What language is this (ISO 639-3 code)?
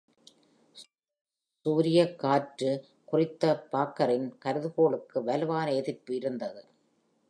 tam